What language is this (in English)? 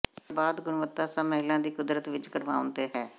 Punjabi